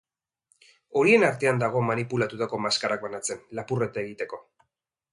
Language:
Basque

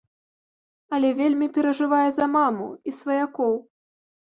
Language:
Belarusian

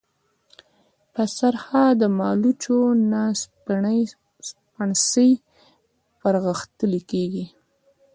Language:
Pashto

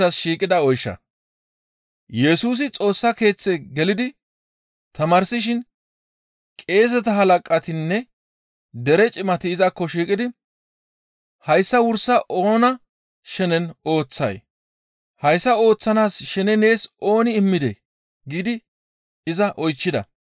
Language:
Gamo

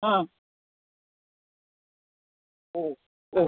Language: Malayalam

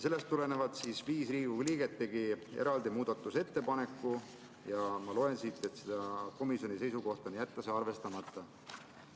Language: Estonian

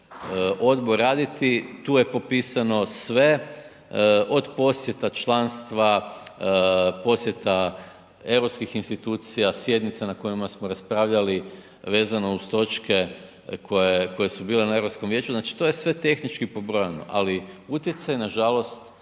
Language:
Croatian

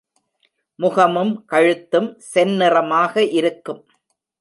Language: Tamil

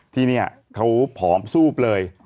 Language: Thai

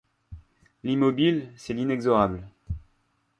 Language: French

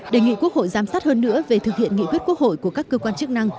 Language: Vietnamese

